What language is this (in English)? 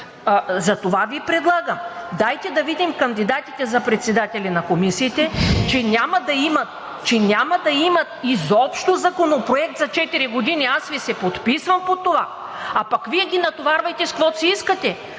Bulgarian